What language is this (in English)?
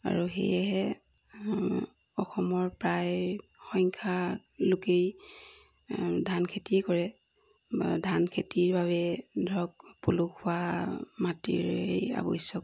Assamese